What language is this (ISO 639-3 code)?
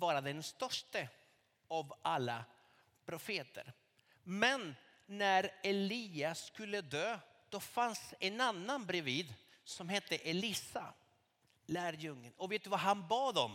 swe